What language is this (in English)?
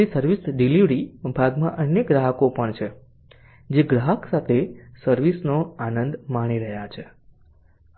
Gujarati